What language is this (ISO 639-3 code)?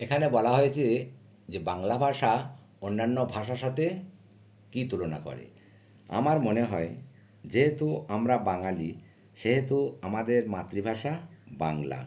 ben